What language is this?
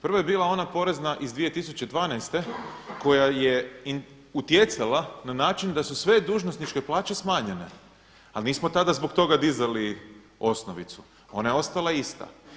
Croatian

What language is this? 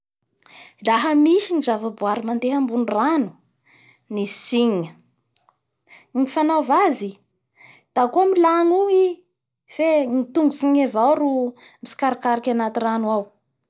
Bara Malagasy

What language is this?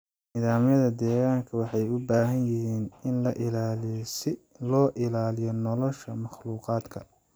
Somali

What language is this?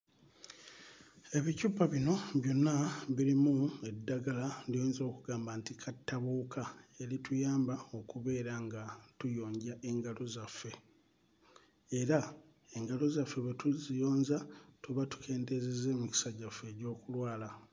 Ganda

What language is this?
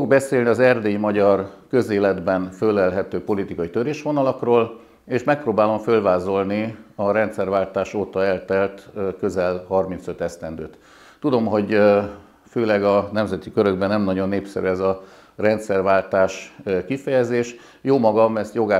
Hungarian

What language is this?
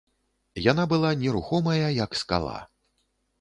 Belarusian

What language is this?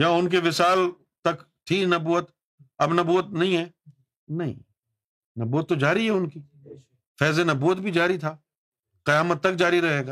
Urdu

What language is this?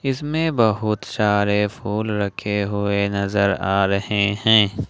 Hindi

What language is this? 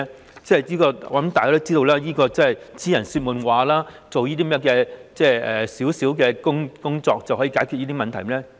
Cantonese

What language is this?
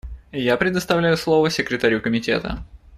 Russian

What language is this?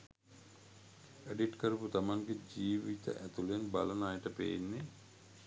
Sinhala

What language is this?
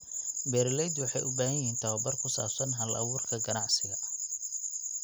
Somali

